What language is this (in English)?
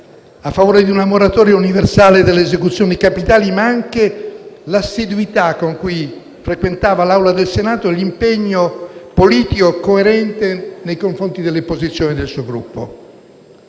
Italian